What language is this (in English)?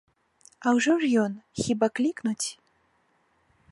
Belarusian